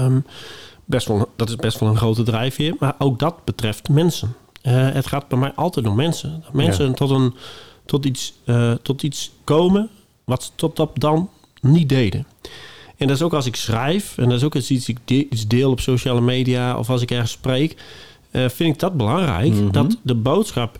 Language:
Dutch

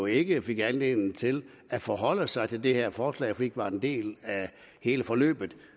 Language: Danish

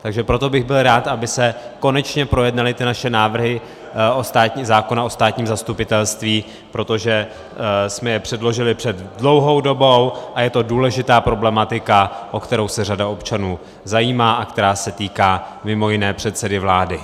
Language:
Czech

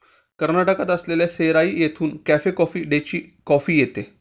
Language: Marathi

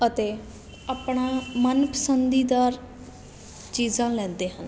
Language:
Punjabi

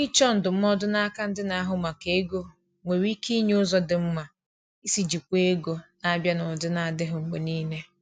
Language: Igbo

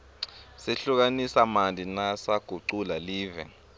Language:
Swati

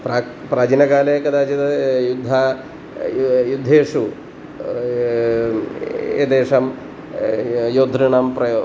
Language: Sanskrit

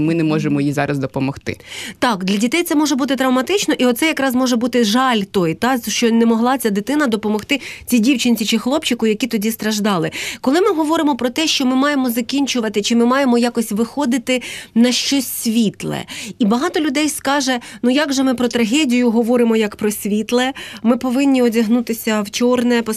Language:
Ukrainian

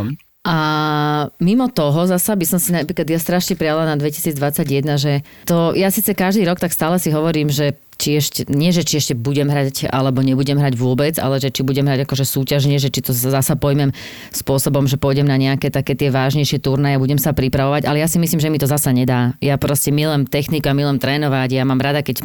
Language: Slovak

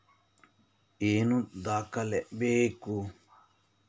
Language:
Kannada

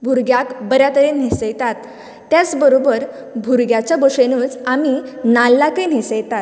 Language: Konkani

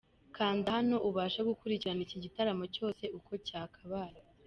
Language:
Kinyarwanda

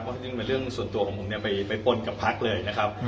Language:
Thai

